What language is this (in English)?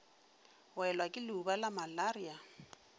Northern Sotho